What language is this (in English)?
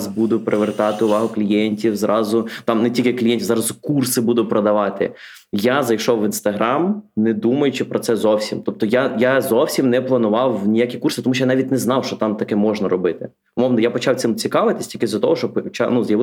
Ukrainian